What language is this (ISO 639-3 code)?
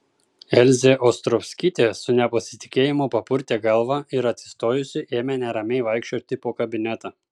lit